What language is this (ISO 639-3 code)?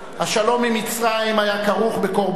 heb